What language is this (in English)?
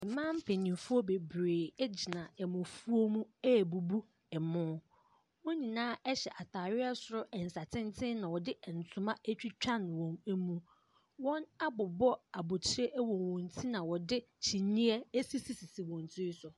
Akan